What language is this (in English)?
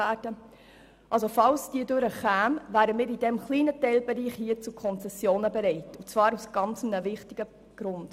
Swiss German